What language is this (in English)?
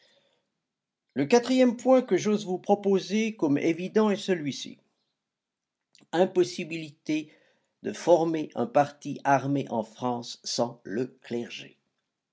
French